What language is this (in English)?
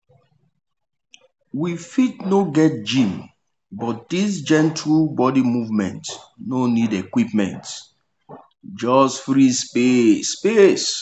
Nigerian Pidgin